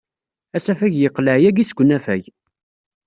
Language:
Kabyle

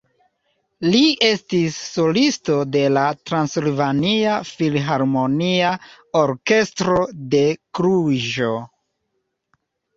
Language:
Esperanto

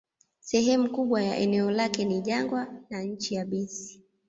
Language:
Swahili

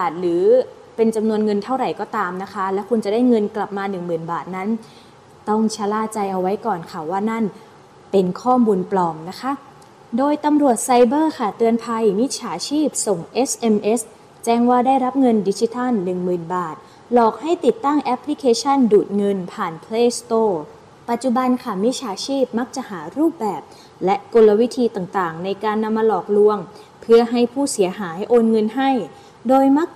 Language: Thai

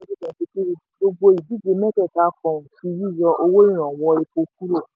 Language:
Yoruba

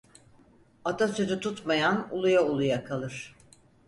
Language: Turkish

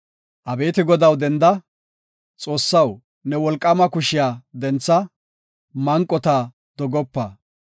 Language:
Gofa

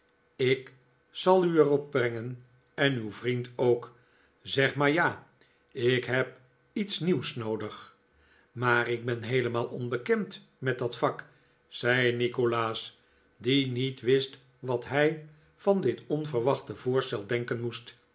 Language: Dutch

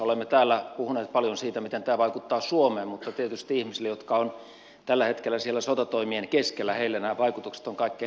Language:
Finnish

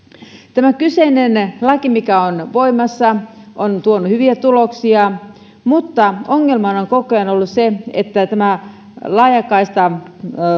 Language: Finnish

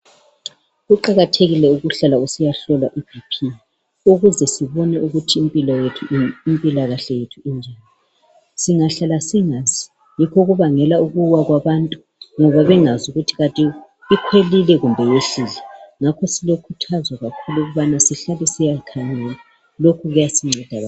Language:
North Ndebele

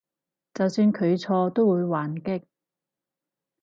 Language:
Cantonese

